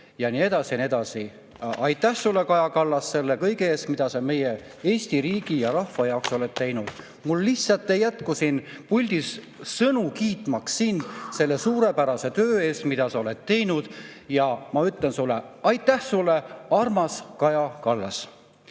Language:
Estonian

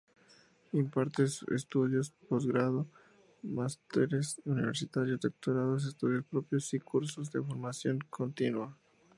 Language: Spanish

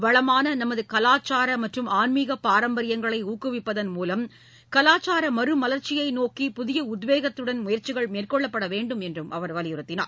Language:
Tamil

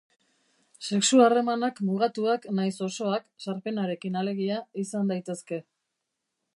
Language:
Basque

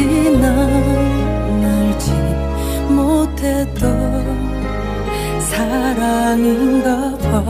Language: Korean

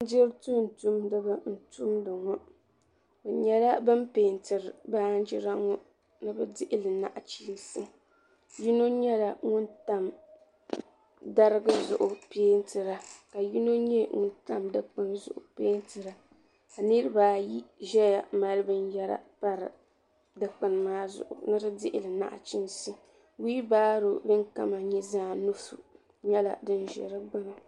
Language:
Dagbani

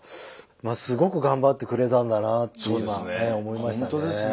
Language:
Japanese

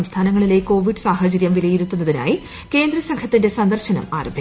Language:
Malayalam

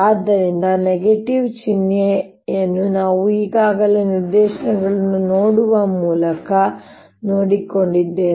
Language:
Kannada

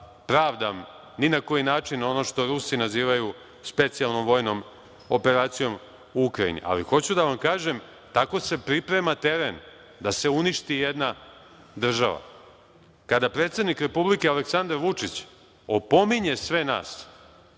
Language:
Serbian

